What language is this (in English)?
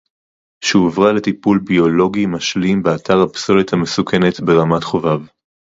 Hebrew